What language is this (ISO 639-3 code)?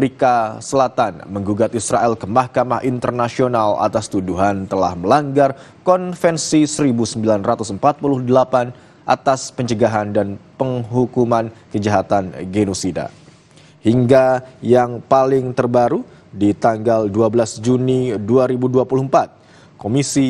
ind